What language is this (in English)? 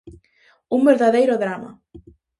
Galician